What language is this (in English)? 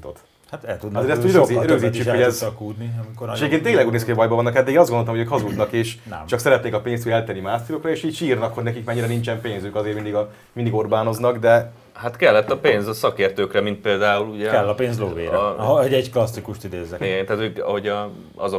Hungarian